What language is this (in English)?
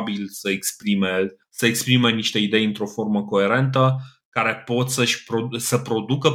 Romanian